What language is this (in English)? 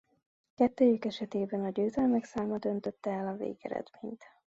Hungarian